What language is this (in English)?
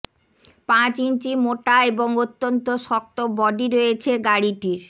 Bangla